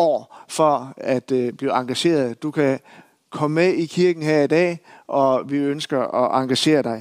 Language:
Danish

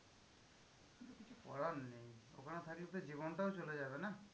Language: Bangla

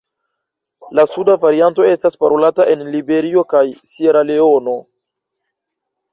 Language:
Esperanto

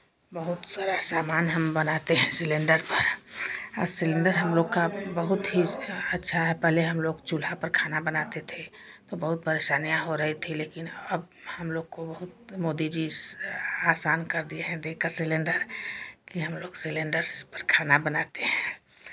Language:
Hindi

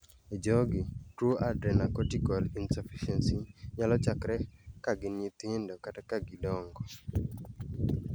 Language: Luo (Kenya and Tanzania)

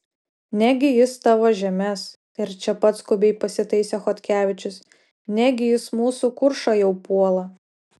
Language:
Lithuanian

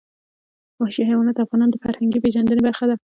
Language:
Pashto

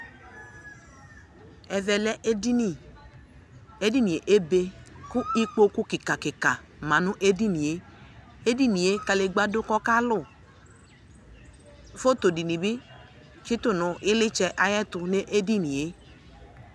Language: Ikposo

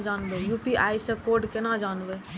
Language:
Maithili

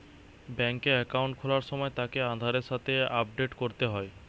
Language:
Bangla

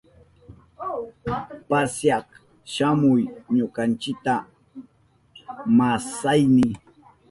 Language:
Southern Pastaza Quechua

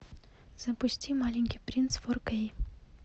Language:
Russian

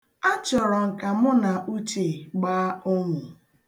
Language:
Igbo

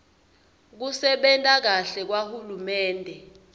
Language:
Swati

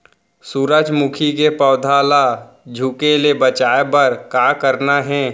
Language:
Chhattisgarhi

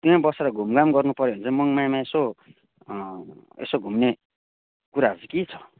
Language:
Nepali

